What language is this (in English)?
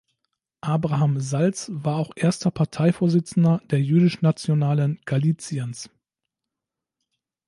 German